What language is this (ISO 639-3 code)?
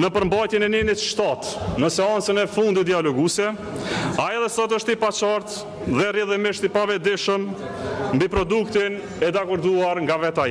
ron